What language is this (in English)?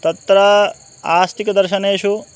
Sanskrit